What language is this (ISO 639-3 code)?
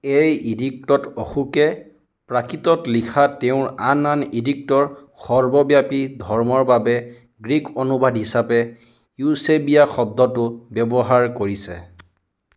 asm